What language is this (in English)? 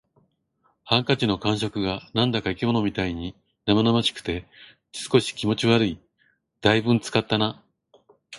Japanese